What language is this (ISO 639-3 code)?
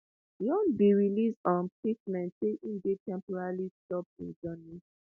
pcm